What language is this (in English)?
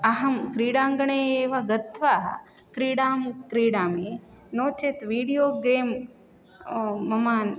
Sanskrit